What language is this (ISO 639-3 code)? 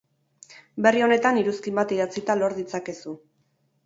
eus